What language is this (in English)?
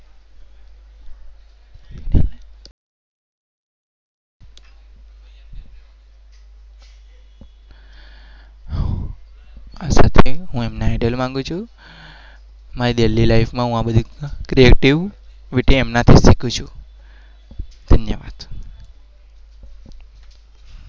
Gujarati